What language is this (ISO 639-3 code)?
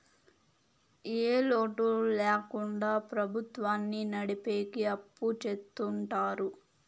tel